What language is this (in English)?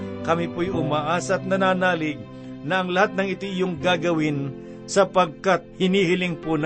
Filipino